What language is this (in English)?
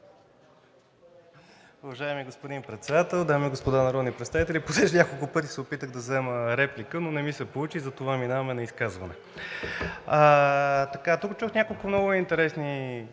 Bulgarian